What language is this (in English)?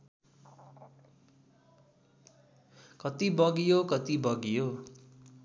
Nepali